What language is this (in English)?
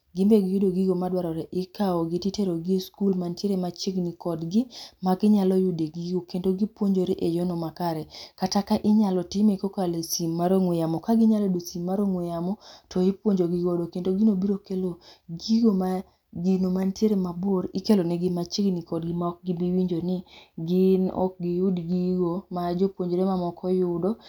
Luo (Kenya and Tanzania)